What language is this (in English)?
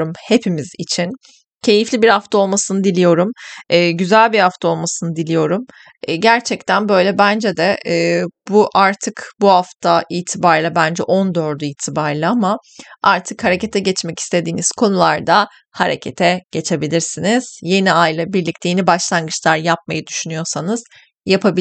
Turkish